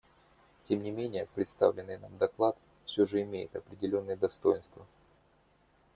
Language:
Russian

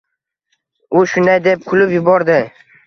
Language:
Uzbek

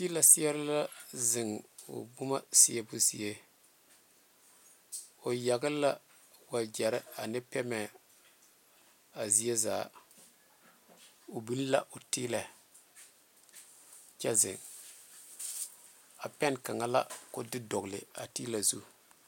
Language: Southern Dagaare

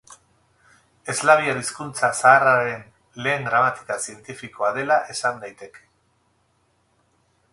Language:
Basque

